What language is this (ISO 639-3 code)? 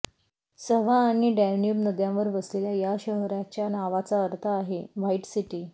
mar